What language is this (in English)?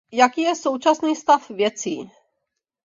Czech